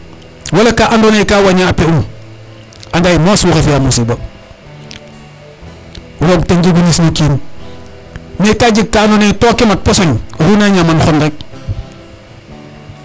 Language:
Serer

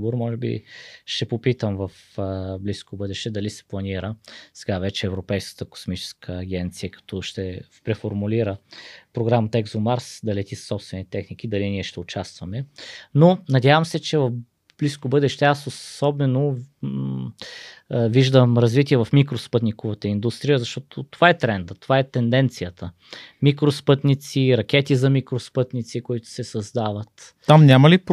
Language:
Bulgarian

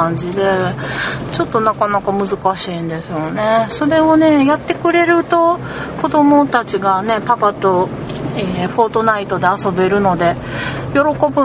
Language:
Japanese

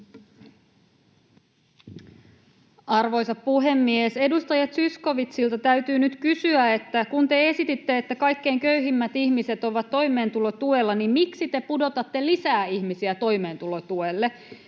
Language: Finnish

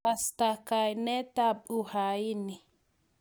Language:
Kalenjin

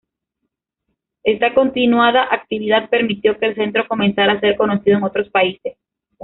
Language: Spanish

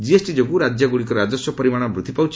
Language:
Odia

